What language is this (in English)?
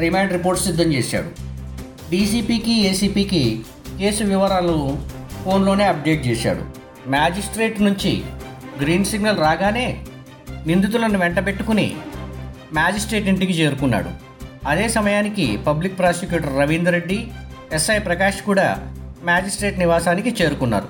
Telugu